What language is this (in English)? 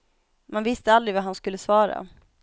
Swedish